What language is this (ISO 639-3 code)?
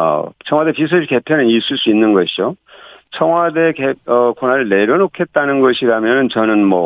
kor